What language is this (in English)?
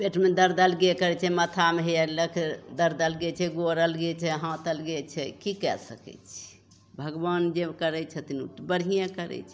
Maithili